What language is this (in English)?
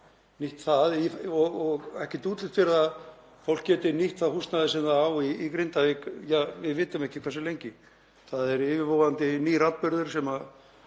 Icelandic